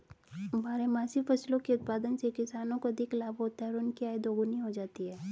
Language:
Hindi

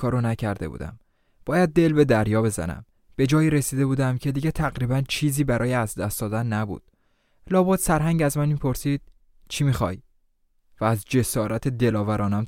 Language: Persian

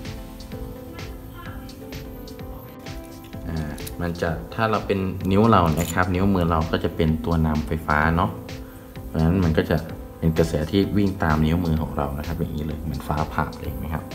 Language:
Thai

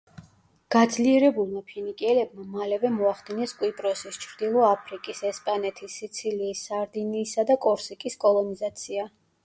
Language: Georgian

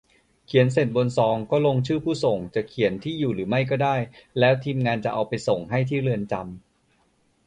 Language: Thai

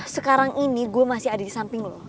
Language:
Indonesian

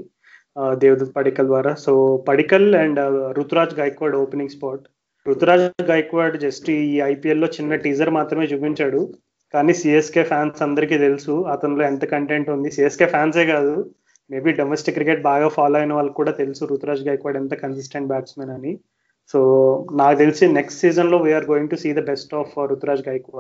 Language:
Telugu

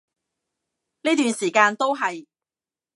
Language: Cantonese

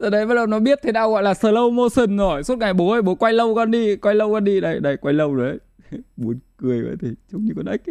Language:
Vietnamese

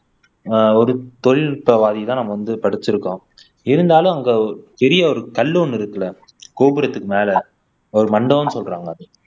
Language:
Tamil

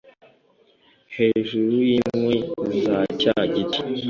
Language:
Kinyarwanda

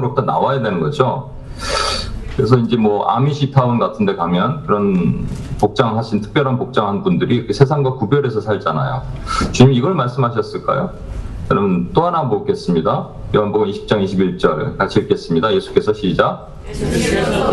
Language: Korean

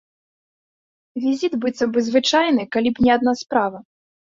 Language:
Belarusian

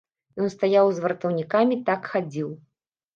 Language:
Belarusian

